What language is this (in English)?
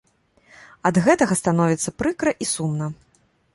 Belarusian